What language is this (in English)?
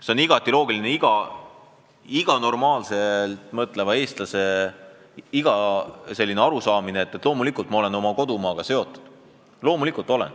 Estonian